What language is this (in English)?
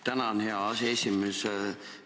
Estonian